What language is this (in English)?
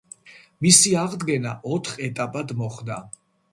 Georgian